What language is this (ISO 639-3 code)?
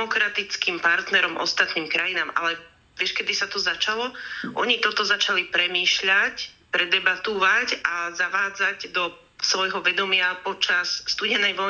slk